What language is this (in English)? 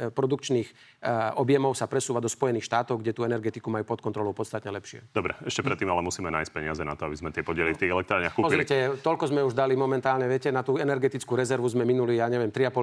Slovak